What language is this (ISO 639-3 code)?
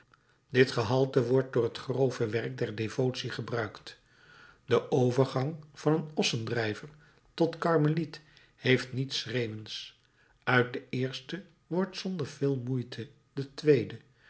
nld